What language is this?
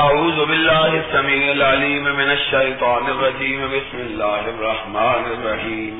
Urdu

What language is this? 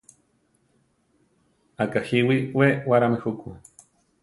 Central Tarahumara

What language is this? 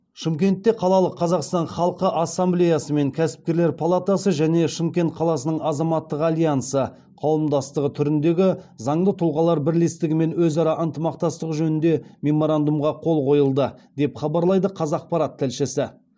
Kazakh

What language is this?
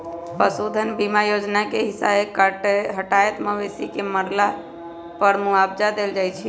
Magahi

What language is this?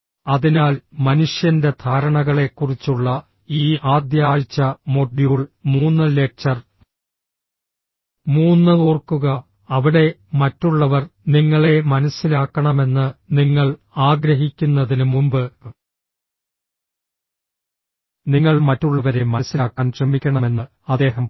Malayalam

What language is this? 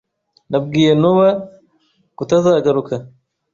Kinyarwanda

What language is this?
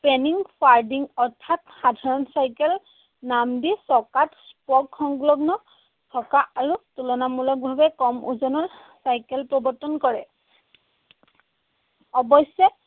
Assamese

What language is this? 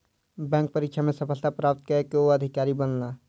Maithili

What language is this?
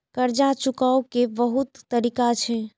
Maithili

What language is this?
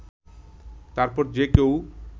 Bangla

